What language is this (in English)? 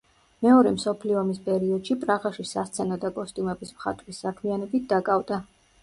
Georgian